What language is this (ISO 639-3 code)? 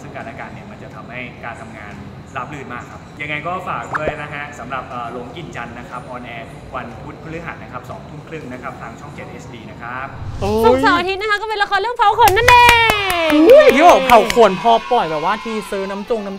tha